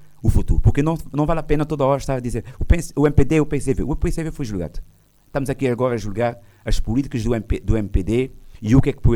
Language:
Portuguese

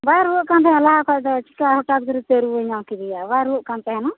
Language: Santali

